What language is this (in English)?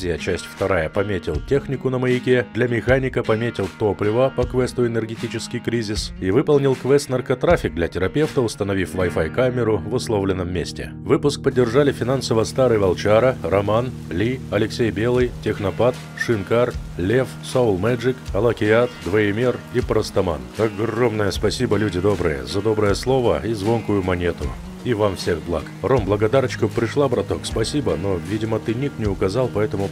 Russian